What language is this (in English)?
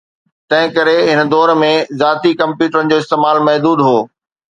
Sindhi